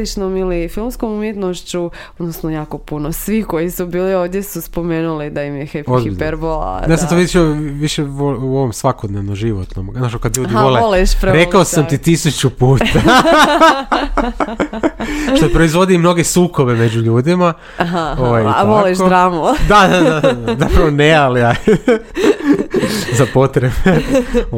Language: Croatian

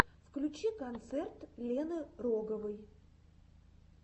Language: Russian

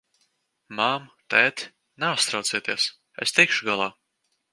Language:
Latvian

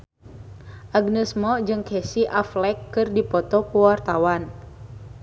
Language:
Sundanese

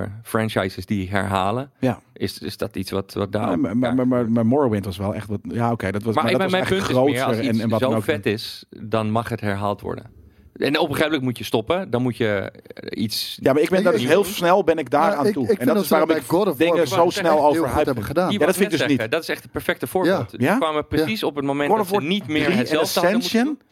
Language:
Dutch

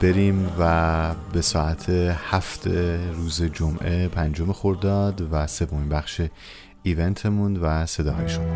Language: Persian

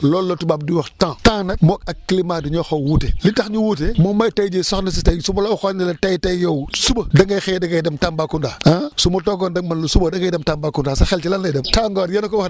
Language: Wolof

